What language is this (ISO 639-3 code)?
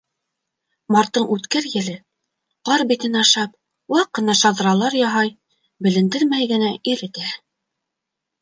bak